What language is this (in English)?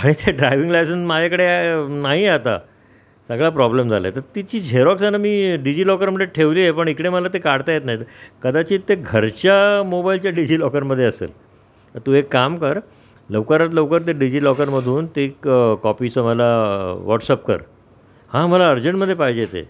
Marathi